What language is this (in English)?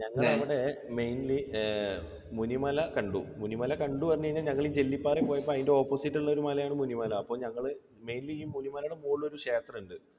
Malayalam